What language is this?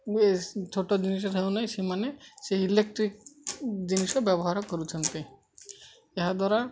Odia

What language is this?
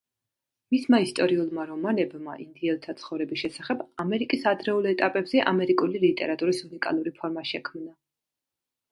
Georgian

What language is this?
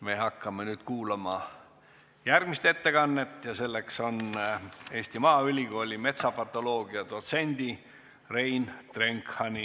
Estonian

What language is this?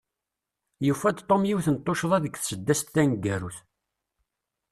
Kabyle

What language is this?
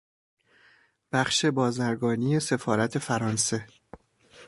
Persian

